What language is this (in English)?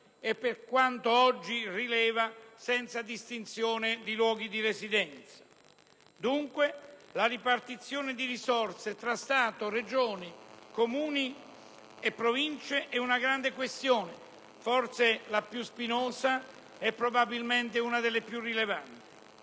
Italian